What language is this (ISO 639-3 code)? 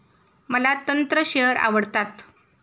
mar